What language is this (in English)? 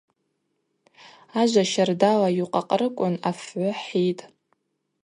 Abaza